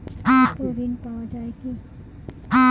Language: Bangla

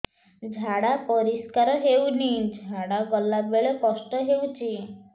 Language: Odia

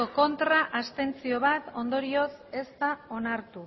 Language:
Basque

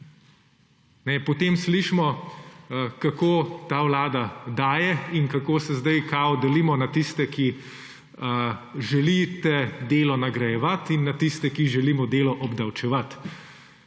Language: Slovenian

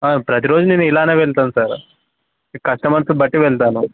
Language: Telugu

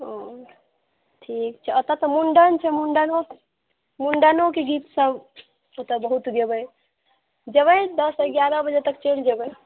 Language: Maithili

